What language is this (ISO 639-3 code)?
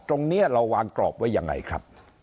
tha